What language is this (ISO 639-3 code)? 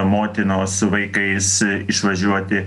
lit